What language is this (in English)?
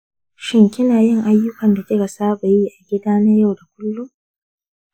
Hausa